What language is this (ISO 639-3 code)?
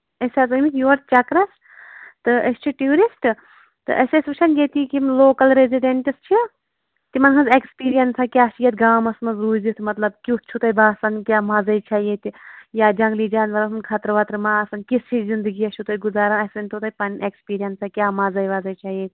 kas